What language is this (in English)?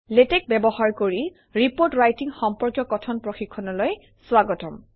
Assamese